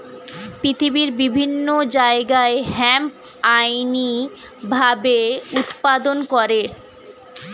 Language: Bangla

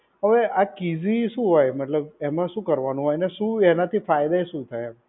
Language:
Gujarati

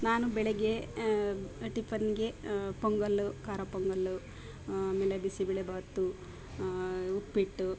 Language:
Kannada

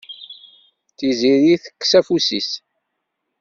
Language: Kabyle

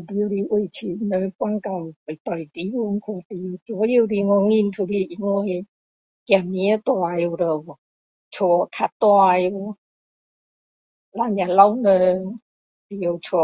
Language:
Min Dong Chinese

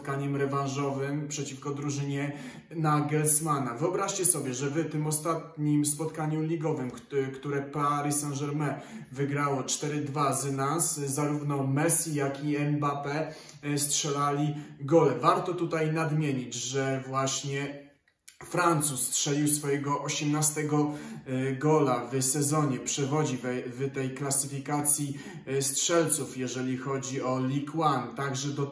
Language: Polish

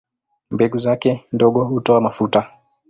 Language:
Swahili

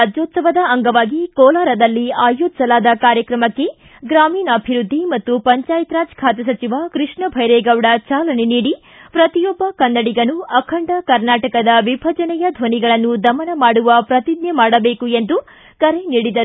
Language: Kannada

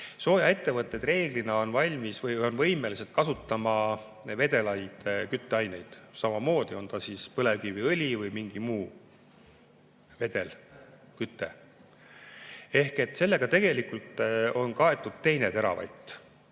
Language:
Estonian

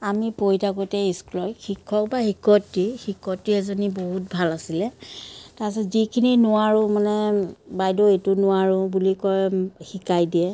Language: Assamese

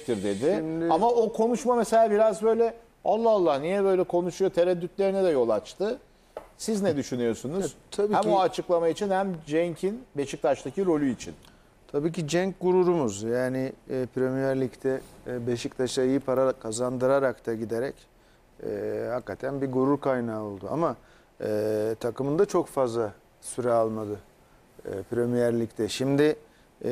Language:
Turkish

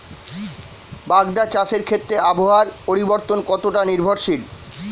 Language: Bangla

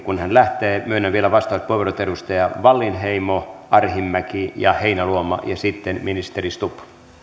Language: Finnish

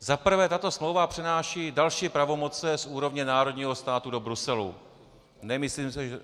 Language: Czech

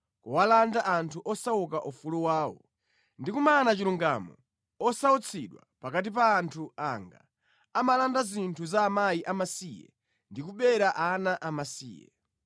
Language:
Nyanja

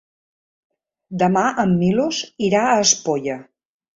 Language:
Catalan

